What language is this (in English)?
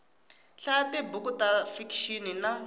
Tsonga